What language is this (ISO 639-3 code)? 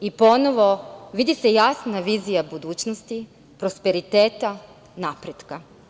srp